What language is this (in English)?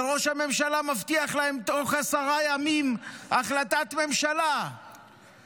Hebrew